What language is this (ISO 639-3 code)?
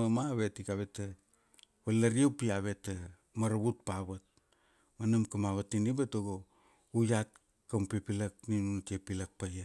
ksd